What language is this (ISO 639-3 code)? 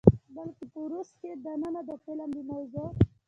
pus